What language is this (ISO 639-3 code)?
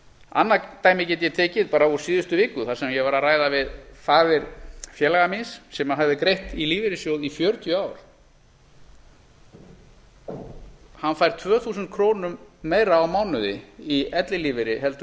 isl